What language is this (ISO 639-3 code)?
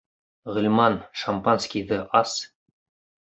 bak